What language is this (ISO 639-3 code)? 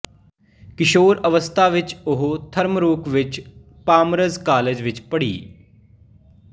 pan